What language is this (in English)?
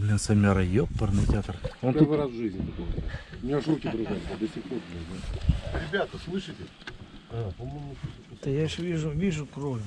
Russian